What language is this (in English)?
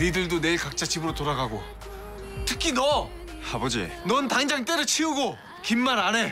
Korean